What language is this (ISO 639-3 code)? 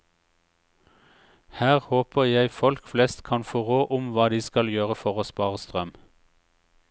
nor